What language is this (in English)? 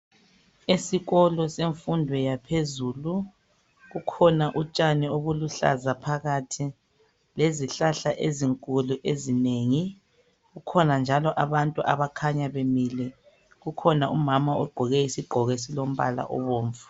North Ndebele